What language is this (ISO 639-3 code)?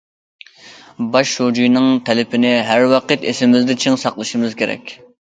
uig